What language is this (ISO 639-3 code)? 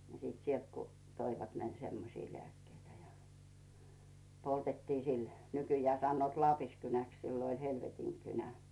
fin